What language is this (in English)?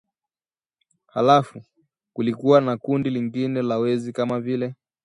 Swahili